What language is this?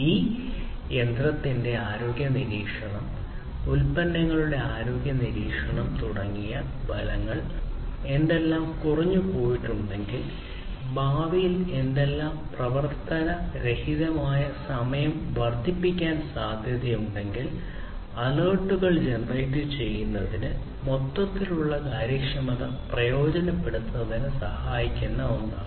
Malayalam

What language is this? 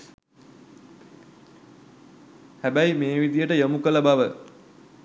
Sinhala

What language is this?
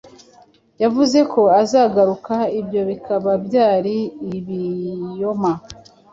Kinyarwanda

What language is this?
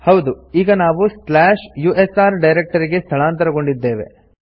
Kannada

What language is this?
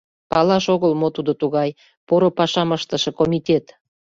Mari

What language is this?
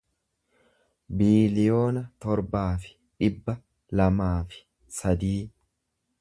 Oromo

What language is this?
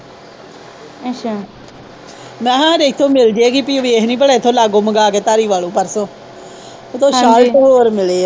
Punjabi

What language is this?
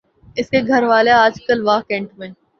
Urdu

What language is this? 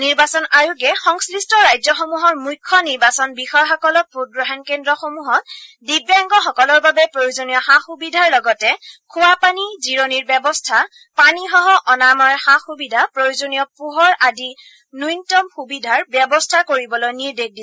Assamese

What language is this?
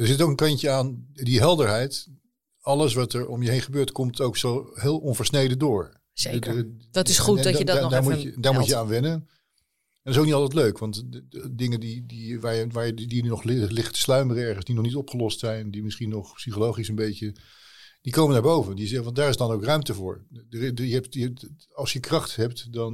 Dutch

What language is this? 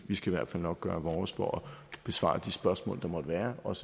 Danish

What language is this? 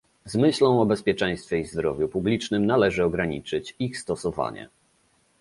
Polish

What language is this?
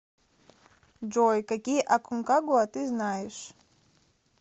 Russian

